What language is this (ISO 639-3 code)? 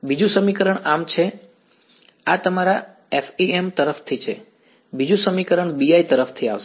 guj